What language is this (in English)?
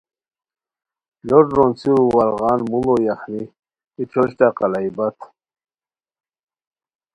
Khowar